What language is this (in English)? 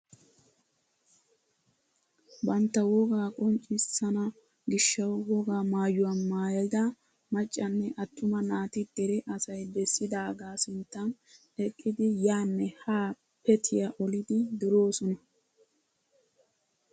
Wolaytta